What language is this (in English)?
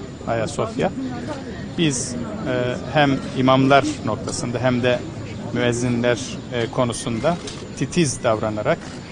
Turkish